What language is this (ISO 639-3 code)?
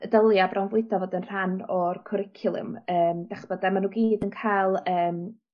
cym